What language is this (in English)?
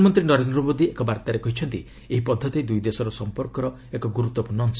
Odia